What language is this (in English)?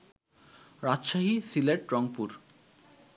Bangla